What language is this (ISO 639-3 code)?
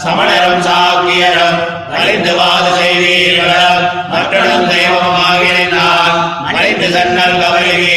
tam